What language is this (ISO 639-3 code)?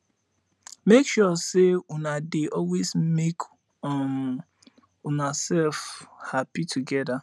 pcm